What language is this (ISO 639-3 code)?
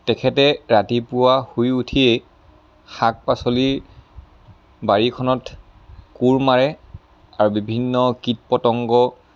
asm